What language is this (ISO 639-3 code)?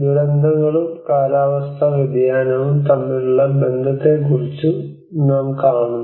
mal